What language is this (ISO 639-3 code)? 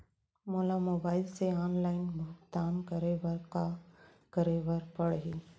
hne